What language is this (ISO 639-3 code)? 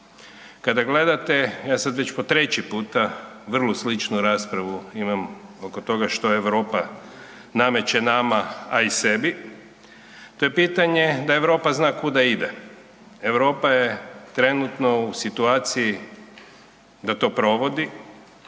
hrv